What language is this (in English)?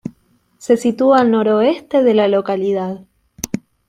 Spanish